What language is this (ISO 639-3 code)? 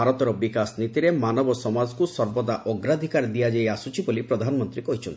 ori